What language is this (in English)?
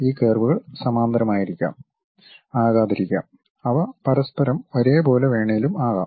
Malayalam